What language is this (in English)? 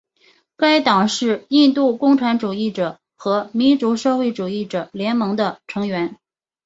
Chinese